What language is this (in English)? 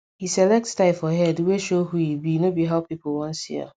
Nigerian Pidgin